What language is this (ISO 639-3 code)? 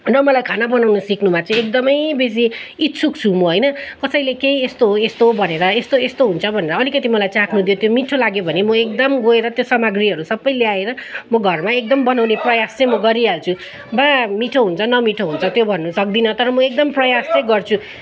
nep